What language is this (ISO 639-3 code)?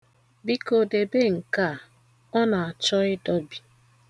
ibo